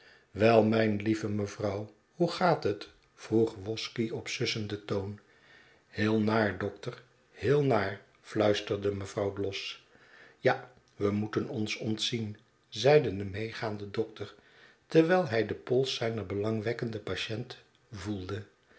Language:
Dutch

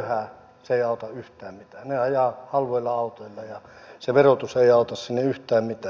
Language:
Finnish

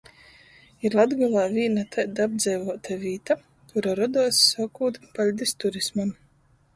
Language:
Latgalian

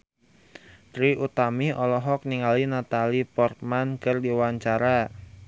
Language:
Sundanese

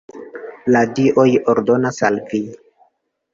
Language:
Esperanto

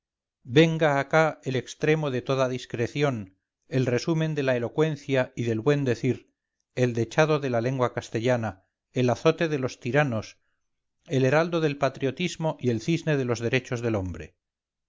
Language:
Spanish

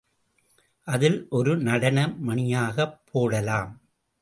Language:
Tamil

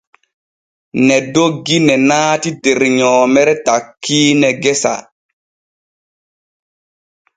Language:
Borgu Fulfulde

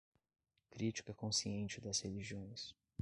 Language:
Portuguese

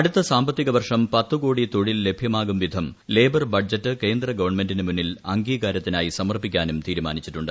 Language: Malayalam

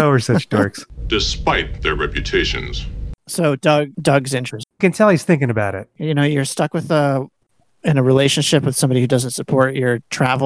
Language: English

